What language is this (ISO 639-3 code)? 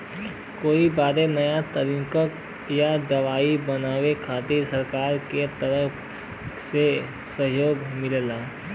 bho